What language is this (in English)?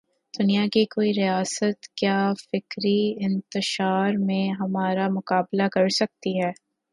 Urdu